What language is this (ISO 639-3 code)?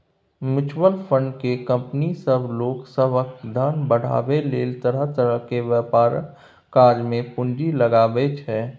mai